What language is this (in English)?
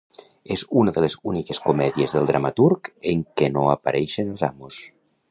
Catalan